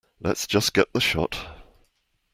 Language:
English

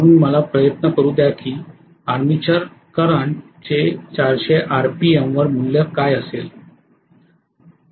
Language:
Marathi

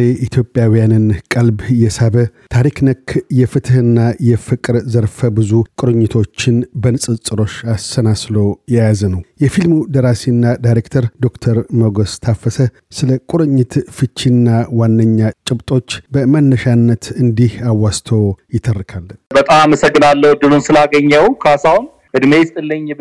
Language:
Amharic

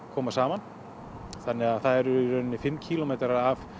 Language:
Icelandic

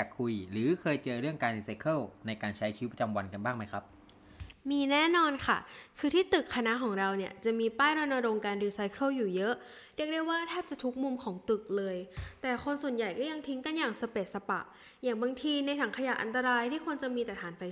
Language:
Thai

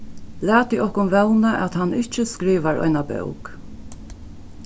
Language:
Faroese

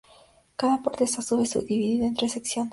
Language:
Spanish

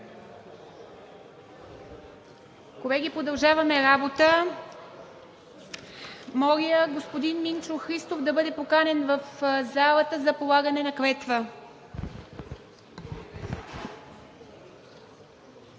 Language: Bulgarian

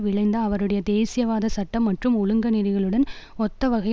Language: Tamil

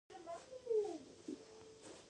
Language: Pashto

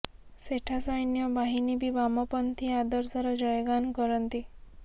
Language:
Odia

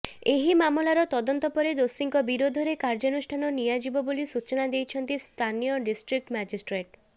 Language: Odia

